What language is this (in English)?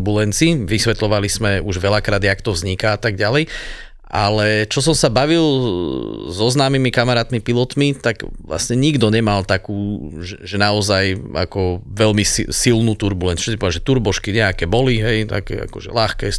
Slovak